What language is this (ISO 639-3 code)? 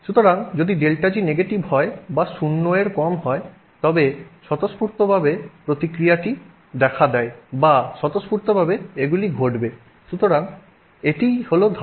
ben